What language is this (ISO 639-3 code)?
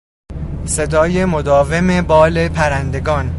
fas